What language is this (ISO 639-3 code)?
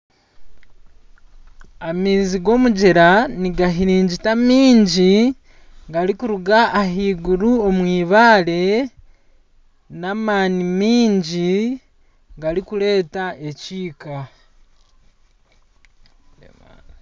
nyn